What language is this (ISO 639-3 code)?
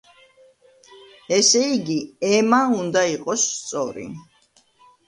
kat